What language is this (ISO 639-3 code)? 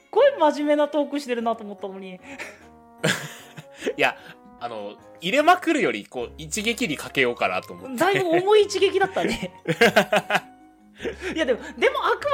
jpn